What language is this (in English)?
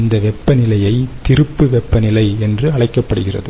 Tamil